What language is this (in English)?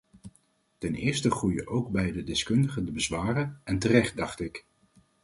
Dutch